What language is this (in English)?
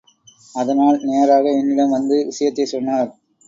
Tamil